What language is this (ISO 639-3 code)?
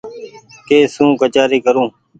gig